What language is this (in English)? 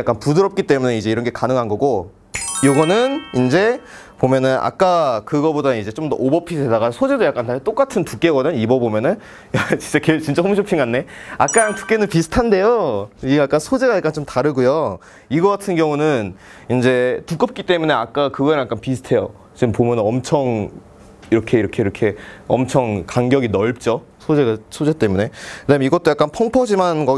Korean